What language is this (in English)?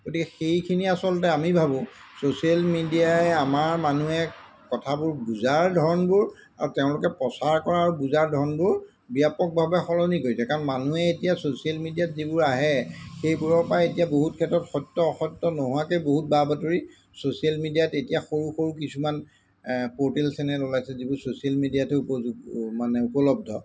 Assamese